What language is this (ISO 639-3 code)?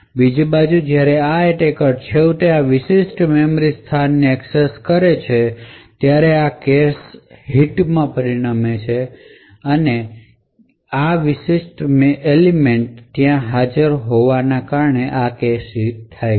guj